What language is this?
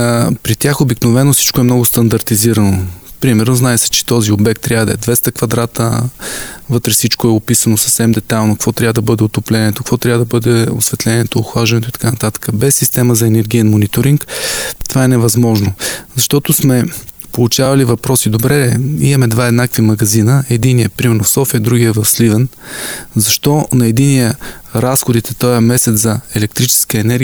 Bulgarian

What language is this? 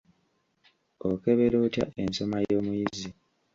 Ganda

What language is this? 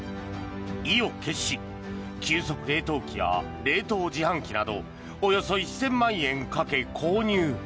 Japanese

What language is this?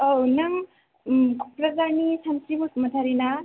Bodo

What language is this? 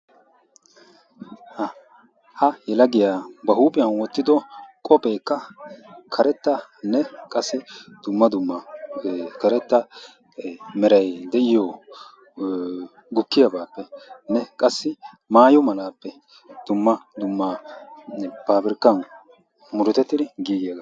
Wolaytta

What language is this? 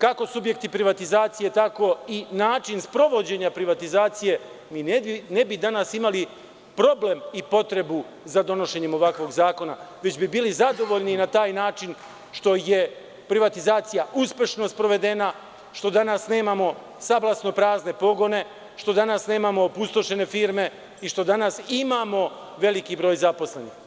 Serbian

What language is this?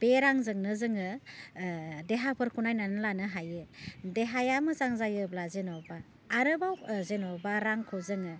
Bodo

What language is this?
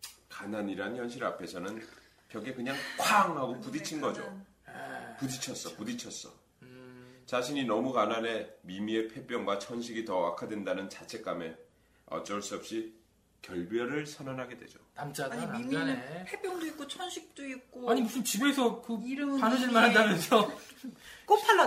Korean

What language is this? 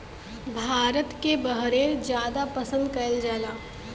Bhojpuri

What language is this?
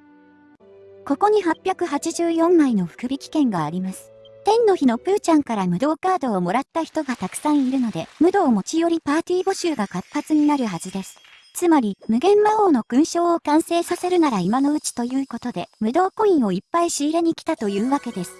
Japanese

